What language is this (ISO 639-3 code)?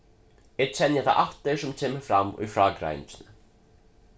fao